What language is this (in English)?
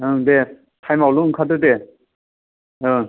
Bodo